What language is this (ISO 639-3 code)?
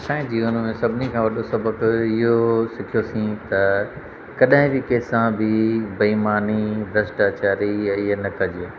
snd